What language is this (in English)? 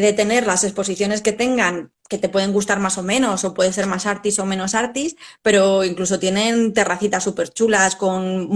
Spanish